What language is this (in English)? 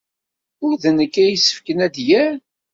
Kabyle